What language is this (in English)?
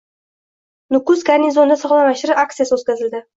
Uzbek